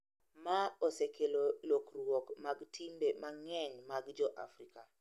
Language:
Luo (Kenya and Tanzania)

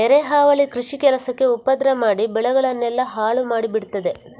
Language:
Kannada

